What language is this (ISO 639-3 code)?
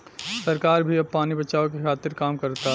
bho